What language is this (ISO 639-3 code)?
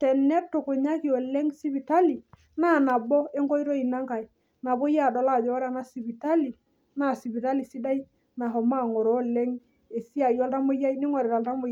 mas